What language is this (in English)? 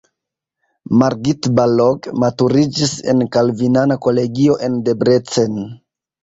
Esperanto